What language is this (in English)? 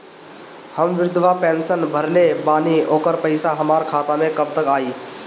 Bhojpuri